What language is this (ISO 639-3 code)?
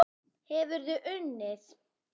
isl